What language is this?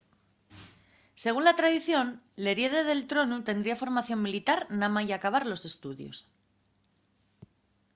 Asturian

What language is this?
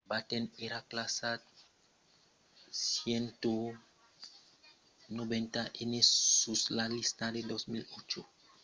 Occitan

